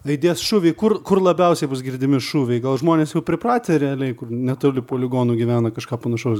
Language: Lithuanian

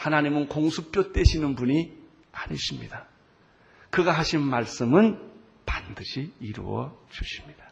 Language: Korean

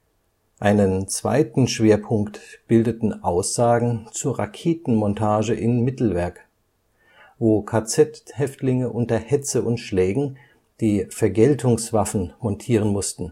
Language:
German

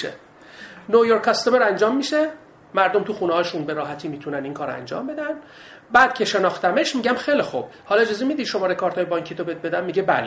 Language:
Persian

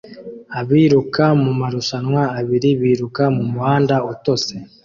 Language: Kinyarwanda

